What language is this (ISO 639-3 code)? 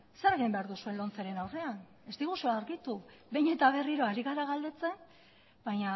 eus